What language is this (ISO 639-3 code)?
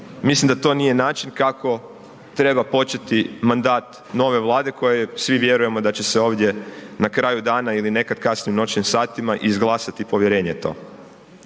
hrv